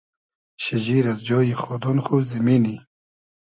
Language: Hazaragi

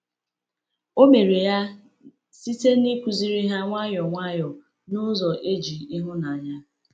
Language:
Igbo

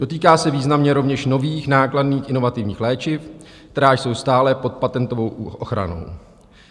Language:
Czech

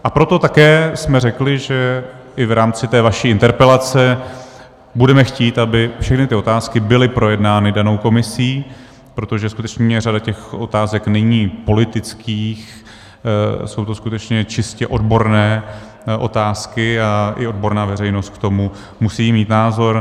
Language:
Czech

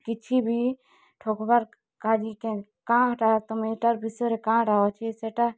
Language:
Odia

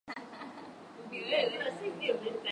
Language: Swahili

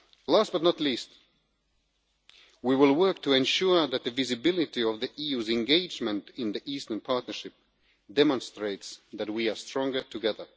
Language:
English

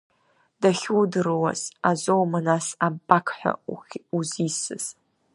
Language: Abkhazian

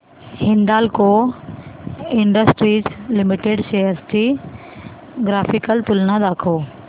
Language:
Marathi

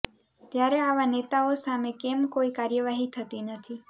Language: Gujarati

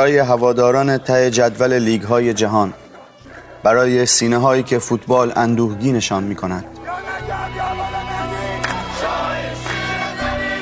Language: Persian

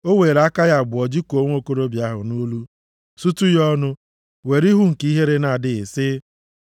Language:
Igbo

